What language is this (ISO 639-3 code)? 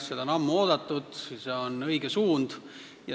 est